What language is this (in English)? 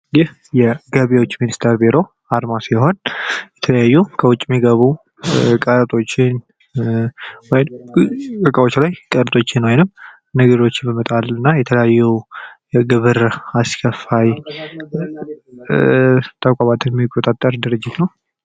Amharic